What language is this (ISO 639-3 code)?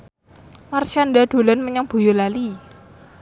jav